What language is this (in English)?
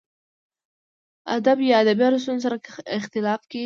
Pashto